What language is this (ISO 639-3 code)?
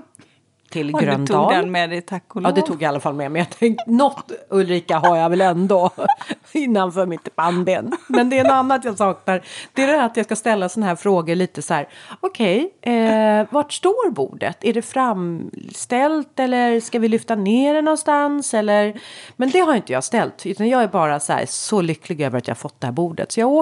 swe